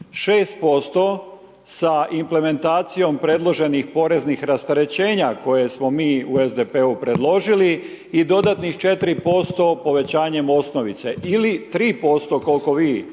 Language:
Croatian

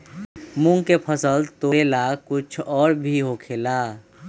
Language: Magahi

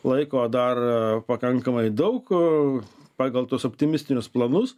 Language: Lithuanian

